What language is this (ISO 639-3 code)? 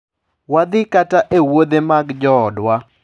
luo